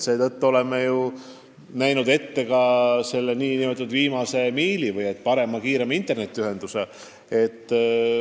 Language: Estonian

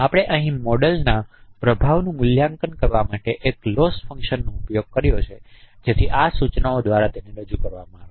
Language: Gujarati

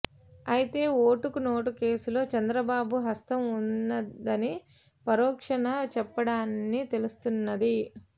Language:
Telugu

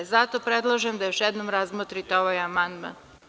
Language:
Serbian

